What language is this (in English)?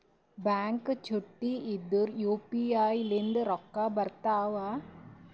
Kannada